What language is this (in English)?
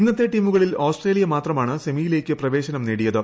Malayalam